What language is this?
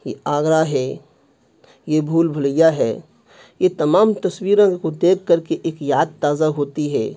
Urdu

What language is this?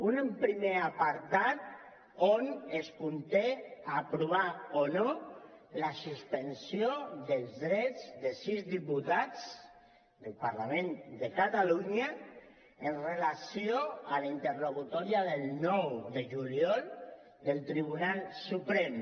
Catalan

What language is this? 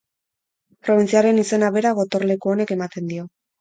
Basque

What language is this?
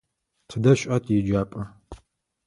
Adyghe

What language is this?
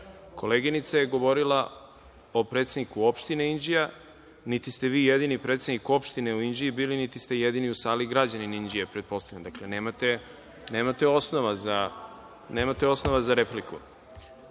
Serbian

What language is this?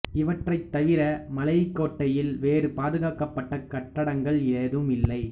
Tamil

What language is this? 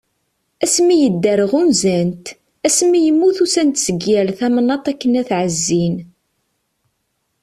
Kabyle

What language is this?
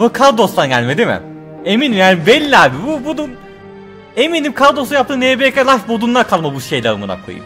Turkish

